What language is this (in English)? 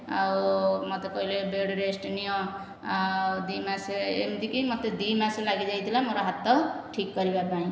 Odia